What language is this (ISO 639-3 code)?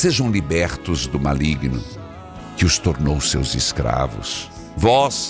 por